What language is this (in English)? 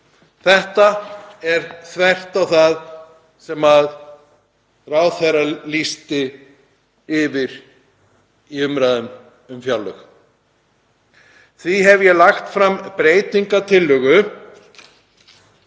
Icelandic